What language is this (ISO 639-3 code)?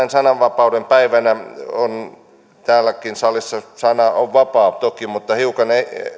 fin